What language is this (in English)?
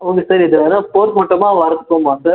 Tamil